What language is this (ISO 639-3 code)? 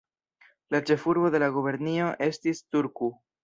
epo